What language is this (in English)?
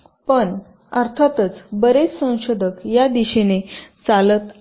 Marathi